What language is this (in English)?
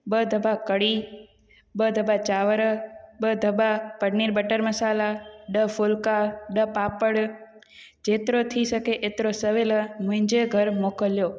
Sindhi